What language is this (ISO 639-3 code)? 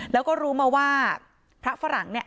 tha